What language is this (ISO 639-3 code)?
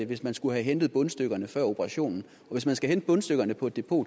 dan